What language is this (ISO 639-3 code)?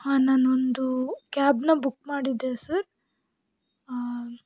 kan